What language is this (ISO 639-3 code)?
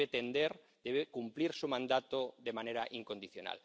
spa